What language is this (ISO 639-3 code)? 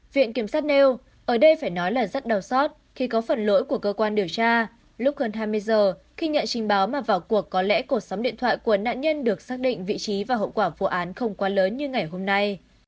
vie